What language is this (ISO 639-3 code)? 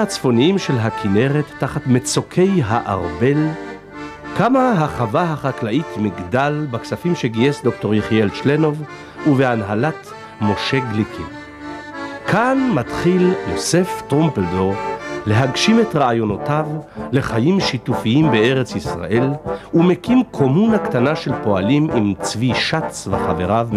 heb